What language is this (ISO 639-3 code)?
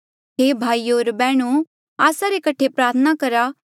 mjl